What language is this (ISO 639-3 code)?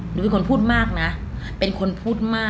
tha